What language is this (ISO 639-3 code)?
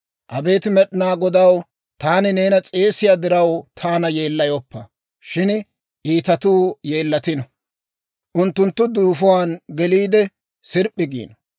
dwr